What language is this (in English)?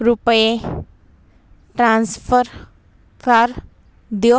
Punjabi